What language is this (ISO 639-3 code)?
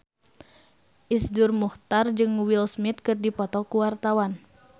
sun